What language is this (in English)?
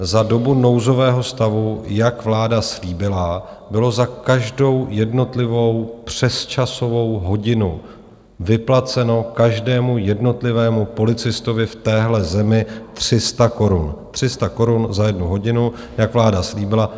Czech